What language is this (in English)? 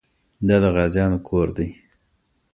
Pashto